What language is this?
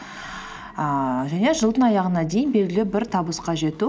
Kazakh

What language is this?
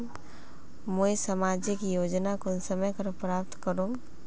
Magahi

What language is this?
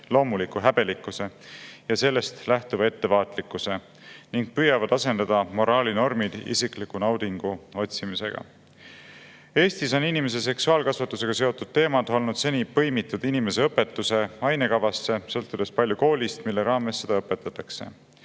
Estonian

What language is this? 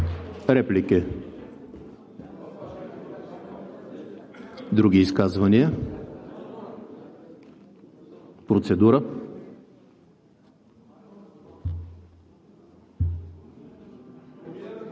Bulgarian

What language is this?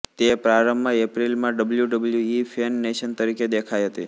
Gujarati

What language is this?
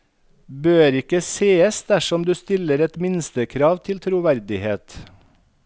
Norwegian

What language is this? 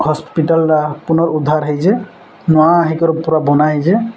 Odia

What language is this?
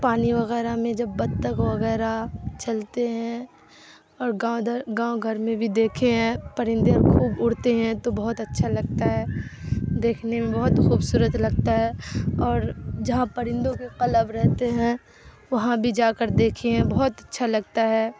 Urdu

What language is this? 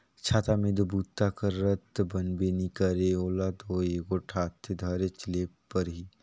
Chhattisgarhi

